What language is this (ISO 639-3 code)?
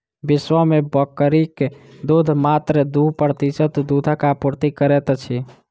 mai